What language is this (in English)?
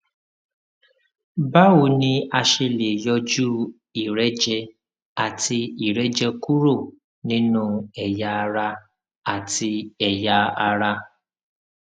Yoruba